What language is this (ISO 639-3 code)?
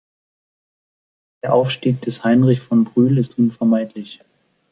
deu